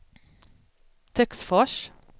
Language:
Swedish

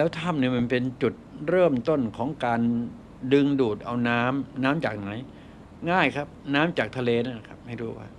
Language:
Thai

